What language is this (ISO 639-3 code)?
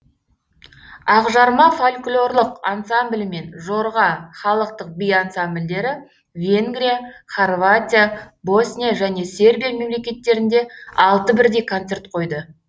kaz